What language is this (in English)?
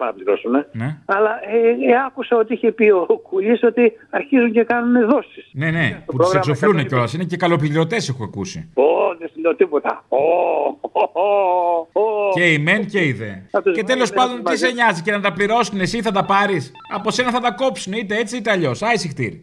Greek